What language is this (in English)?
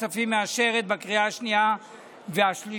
Hebrew